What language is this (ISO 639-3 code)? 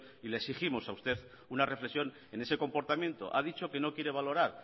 spa